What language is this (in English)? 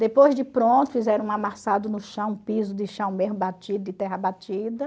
Portuguese